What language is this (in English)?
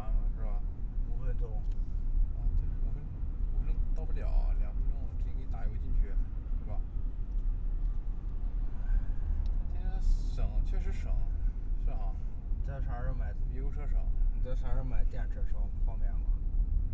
Chinese